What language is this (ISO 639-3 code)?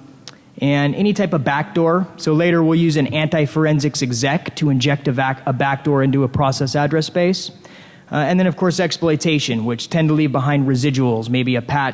eng